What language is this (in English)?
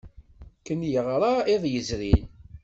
Kabyle